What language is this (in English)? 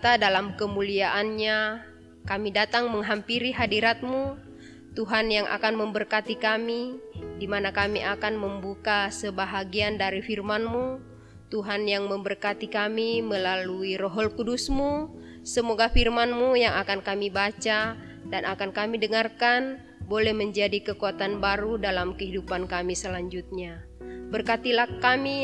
Indonesian